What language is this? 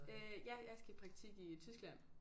Danish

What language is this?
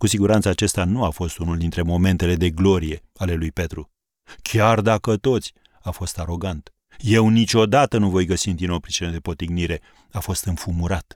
Romanian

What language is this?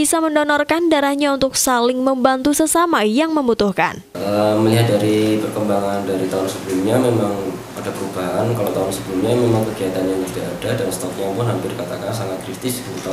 Indonesian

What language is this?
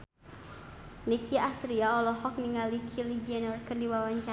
Sundanese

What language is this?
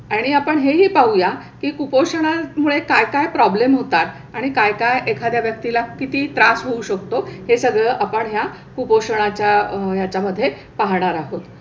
Marathi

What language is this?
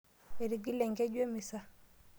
Masai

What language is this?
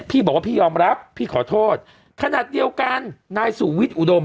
Thai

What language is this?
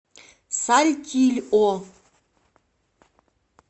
Russian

